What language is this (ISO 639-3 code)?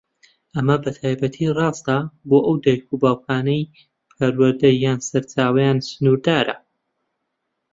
ckb